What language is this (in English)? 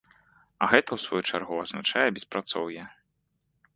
Belarusian